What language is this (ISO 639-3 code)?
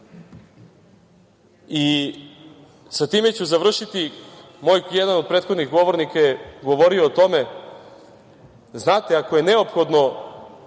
srp